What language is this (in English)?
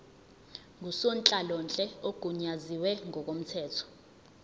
Zulu